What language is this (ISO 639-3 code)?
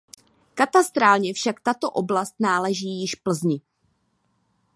ces